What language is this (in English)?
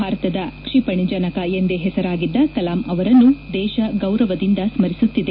Kannada